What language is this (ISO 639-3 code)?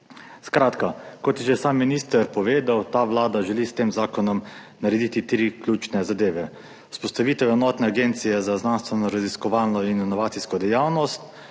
slv